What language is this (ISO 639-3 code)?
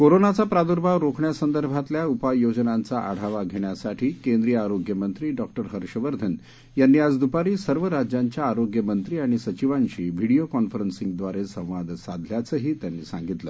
mar